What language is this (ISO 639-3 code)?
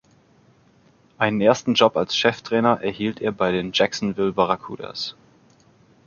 deu